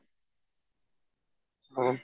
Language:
Assamese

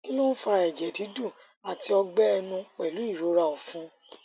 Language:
Yoruba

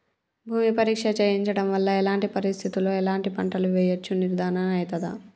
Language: Telugu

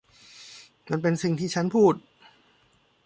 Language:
Thai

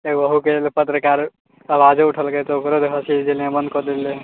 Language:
Maithili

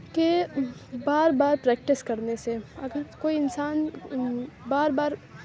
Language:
Urdu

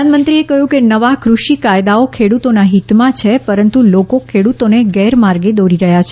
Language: Gujarati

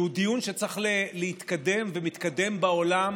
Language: Hebrew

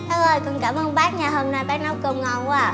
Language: Vietnamese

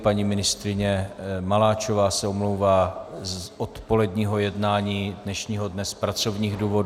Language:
Czech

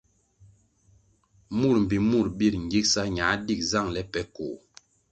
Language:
Kwasio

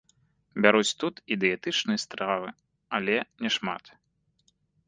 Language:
Belarusian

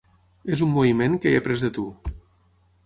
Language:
Catalan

